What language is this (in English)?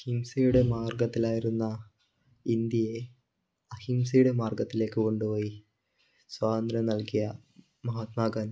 Malayalam